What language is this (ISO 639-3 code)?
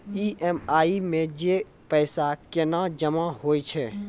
mai